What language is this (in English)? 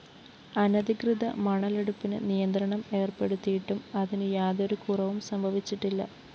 Malayalam